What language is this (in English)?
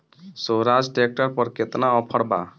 Bhojpuri